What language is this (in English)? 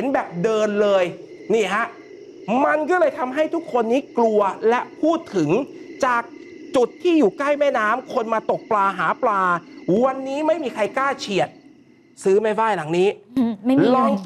Thai